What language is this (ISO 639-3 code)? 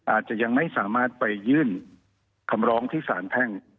tha